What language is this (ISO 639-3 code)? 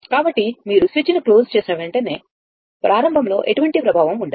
tel